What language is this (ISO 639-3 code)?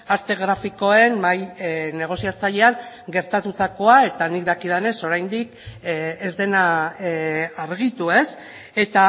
eus